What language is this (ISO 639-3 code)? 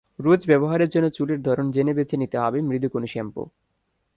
ben